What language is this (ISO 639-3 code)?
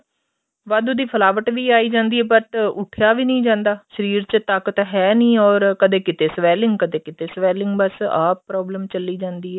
pan